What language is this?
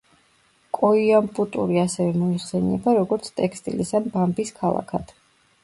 Georgian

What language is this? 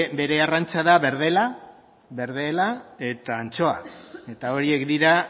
Basque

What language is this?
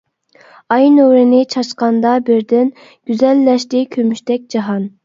Uyghur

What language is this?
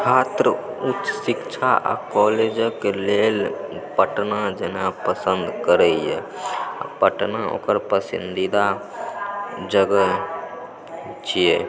Maithili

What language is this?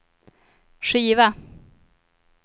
Swedish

